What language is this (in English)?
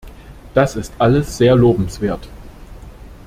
German